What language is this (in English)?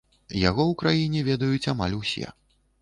Belarusian